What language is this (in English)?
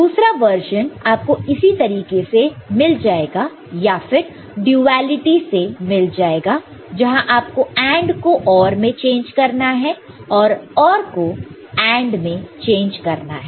Hindi